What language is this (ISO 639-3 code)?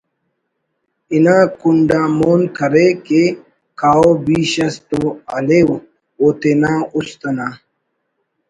brh